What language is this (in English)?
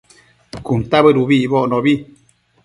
Matsés